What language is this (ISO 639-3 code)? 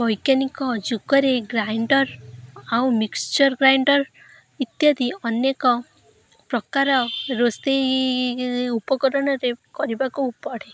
ori